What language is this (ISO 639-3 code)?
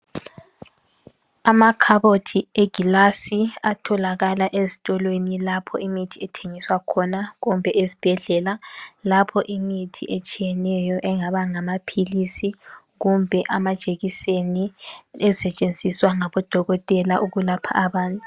nde